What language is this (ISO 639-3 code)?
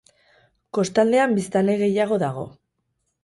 eus